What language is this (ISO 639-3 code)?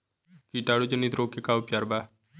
bho